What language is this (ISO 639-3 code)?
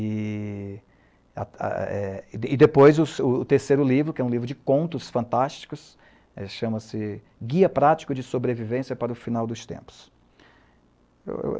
por